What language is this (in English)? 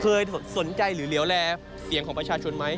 Thai